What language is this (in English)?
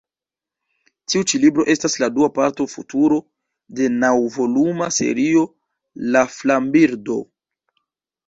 Esperanto